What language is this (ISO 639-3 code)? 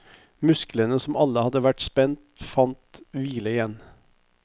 nor